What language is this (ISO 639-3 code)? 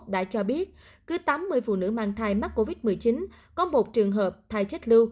vie